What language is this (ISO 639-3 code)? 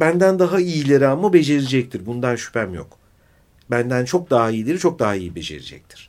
tur